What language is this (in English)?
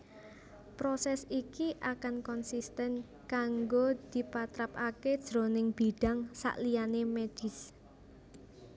Javanese